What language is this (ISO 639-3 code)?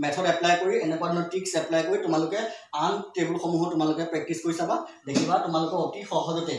hin